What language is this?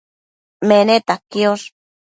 Matsés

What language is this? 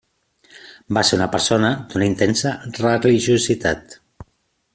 Catalan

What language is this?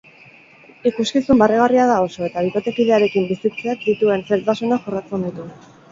Basque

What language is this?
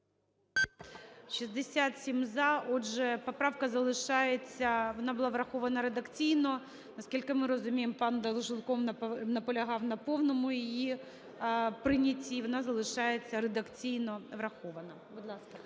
Ukrainian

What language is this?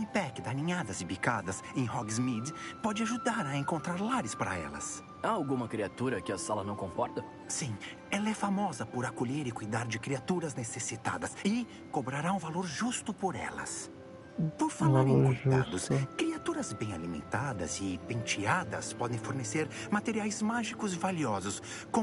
Portuguese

